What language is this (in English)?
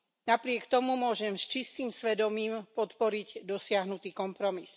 Slovak